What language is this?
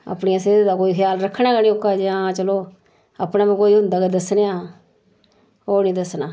Dogri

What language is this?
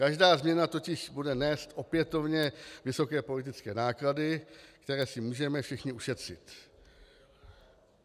Czech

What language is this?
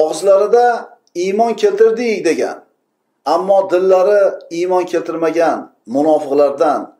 Turkish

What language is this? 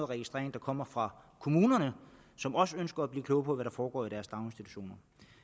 Danish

